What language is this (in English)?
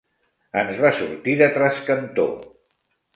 Catalan